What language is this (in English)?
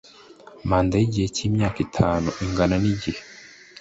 Kinyarwanda